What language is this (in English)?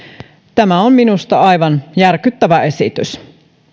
Finnish